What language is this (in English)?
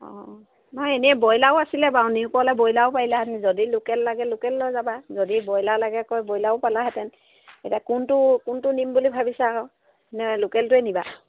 Assamese